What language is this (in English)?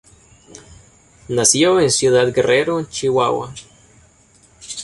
Spanish